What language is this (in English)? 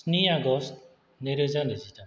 Bodo